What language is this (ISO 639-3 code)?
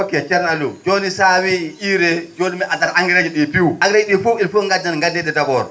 ful